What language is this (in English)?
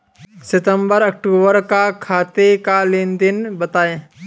Hindi